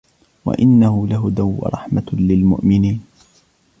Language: Arabic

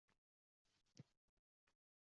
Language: Uzbek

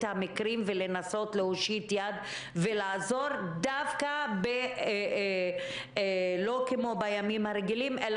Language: Hebrew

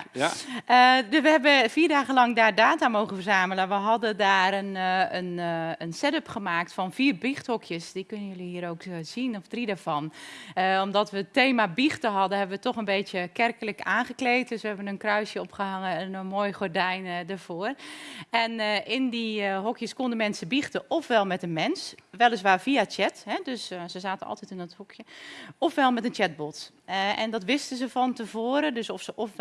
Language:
Dutch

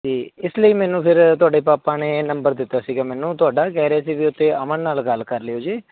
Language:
Punjabi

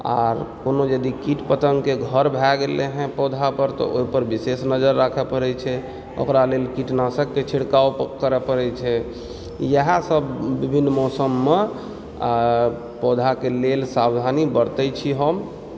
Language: Maithili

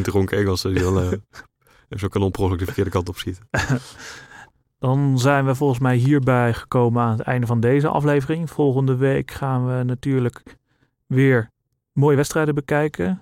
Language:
Dutch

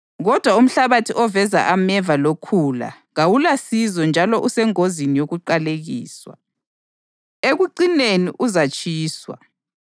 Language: North Ndebele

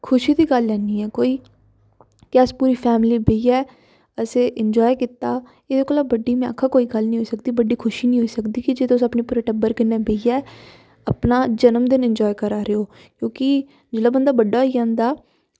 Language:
Dogri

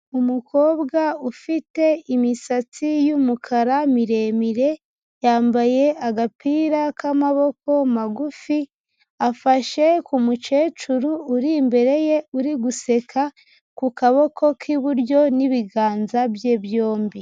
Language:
Kinyarwanda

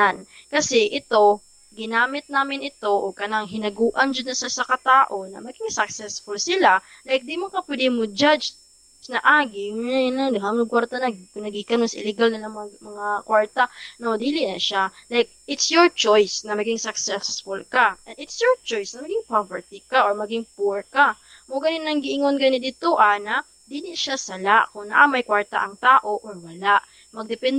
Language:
Filipino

